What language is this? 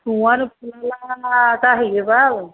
Bodo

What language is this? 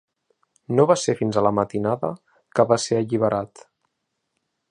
Catalan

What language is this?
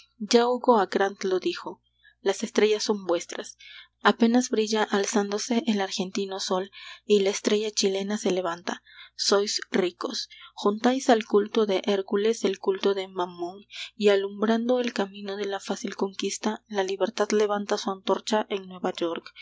Spanish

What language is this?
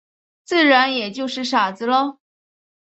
Chinese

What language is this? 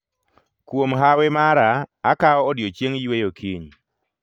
Luo (Kenya and Tanzania)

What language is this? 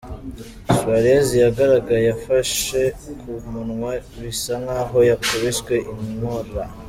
Kinyarwanda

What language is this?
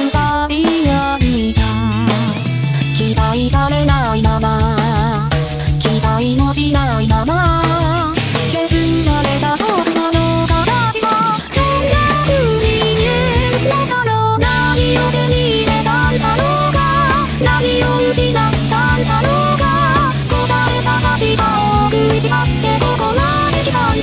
Korean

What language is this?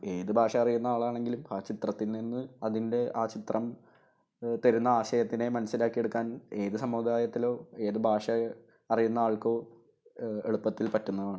Malayalam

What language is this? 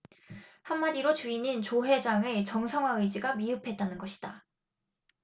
Korean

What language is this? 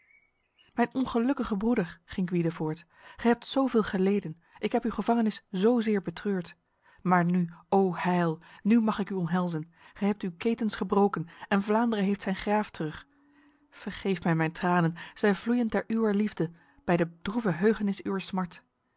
Dutch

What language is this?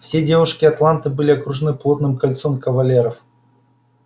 Russian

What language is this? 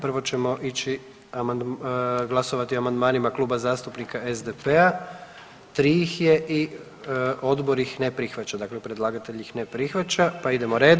Croatian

